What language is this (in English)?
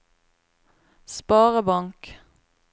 Norwegian